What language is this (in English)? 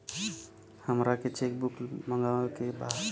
Bhojpuri